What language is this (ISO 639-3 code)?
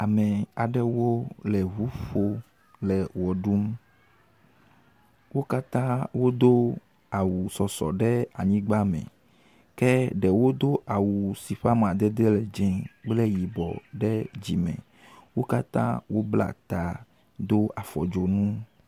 ewe